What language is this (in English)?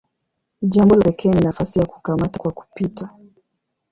Swahili